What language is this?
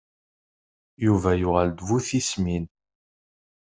Kabyle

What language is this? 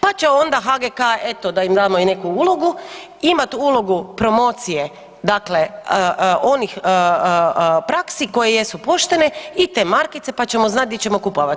Croatian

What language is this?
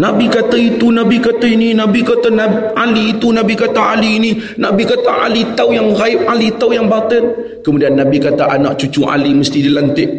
Malay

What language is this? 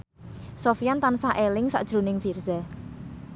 Javanese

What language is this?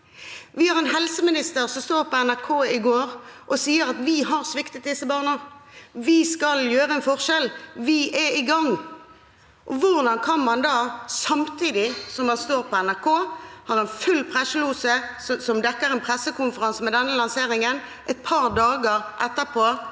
Norwegian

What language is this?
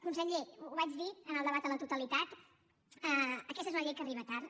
Catalan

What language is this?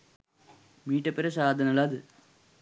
Sinhala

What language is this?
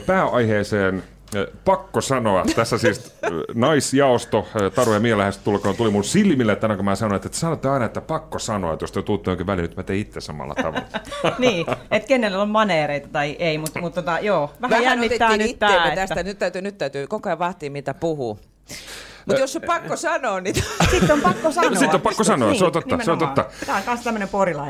Finnish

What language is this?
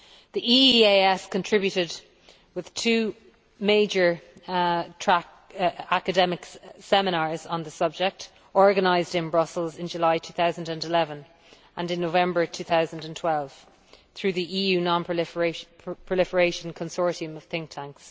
English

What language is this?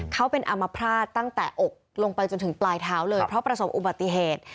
Thai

